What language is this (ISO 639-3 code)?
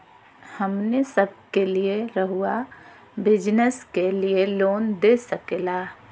mag